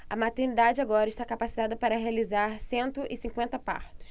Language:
Portuguese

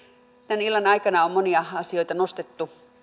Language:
Finnish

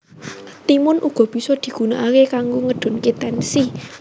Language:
Javanese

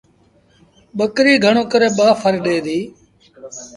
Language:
Sindhi Bhil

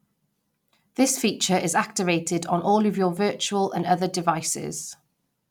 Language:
English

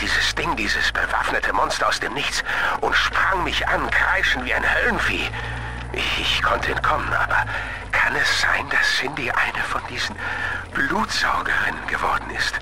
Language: German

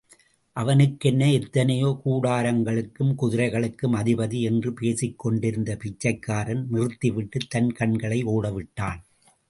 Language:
Tamil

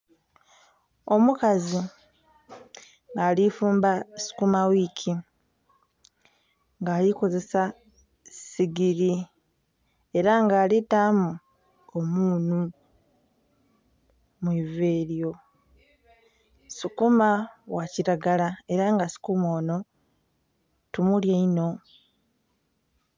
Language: Soga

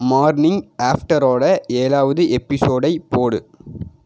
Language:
Tamil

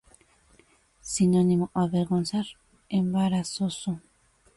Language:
Spanish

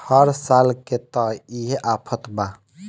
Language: Bhojpuri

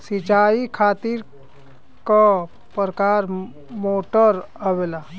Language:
Bhojpuri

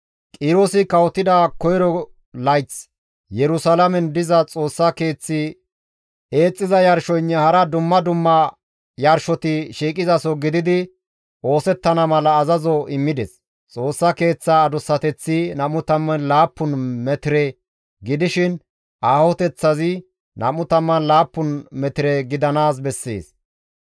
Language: Gamo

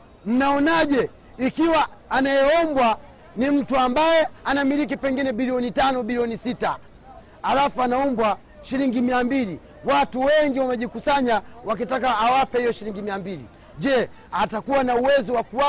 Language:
Swahili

